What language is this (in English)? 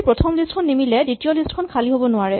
Assamese